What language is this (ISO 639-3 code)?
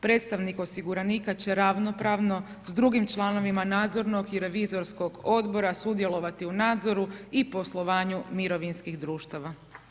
hrv